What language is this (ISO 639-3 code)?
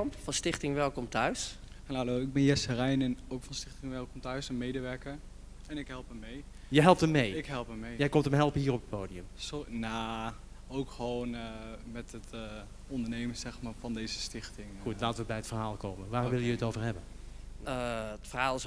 nld